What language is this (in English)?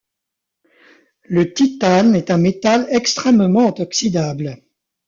French